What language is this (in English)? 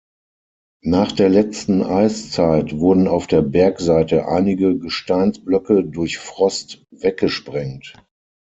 German